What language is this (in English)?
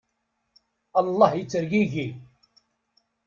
Kabyle